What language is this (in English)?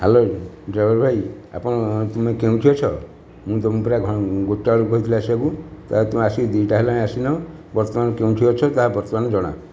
Odia